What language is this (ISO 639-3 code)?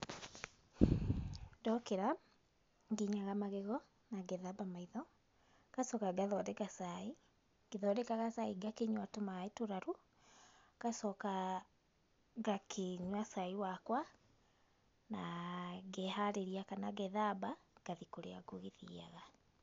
kik